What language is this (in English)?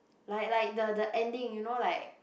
English